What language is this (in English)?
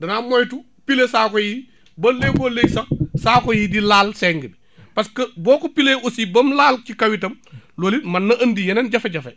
Wolof